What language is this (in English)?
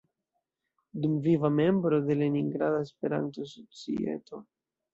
Esperanto